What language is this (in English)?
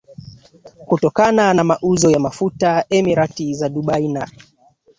Swahili